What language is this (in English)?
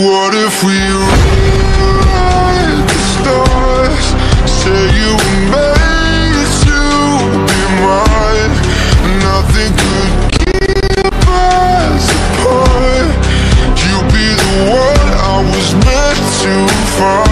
English